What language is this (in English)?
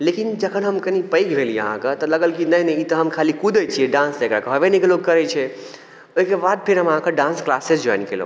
Maithili